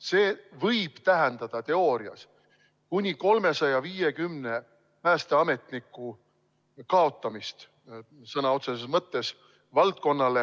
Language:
Estonian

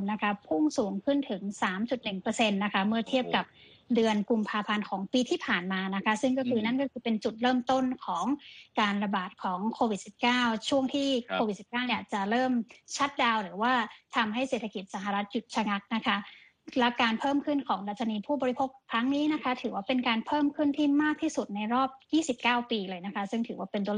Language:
Thai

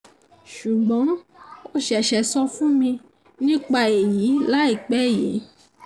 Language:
Yoruba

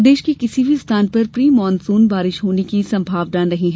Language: Hindi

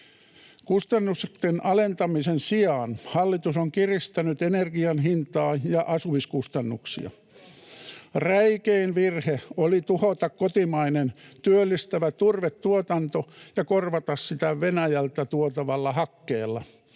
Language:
Finnish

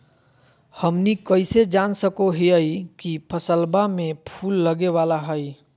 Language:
Magahi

